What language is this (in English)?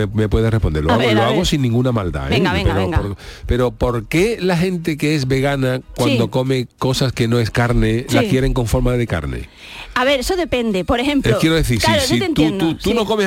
Spanish